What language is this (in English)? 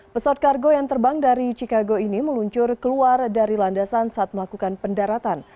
Indonesian